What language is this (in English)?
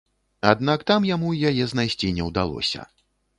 Belarusian